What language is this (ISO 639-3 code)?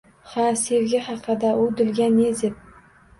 uzb